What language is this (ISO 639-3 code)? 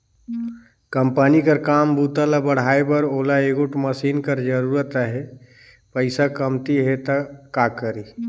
hne